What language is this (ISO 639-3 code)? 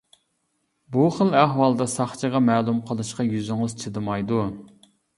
uig